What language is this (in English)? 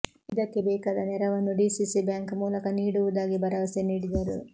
Kannada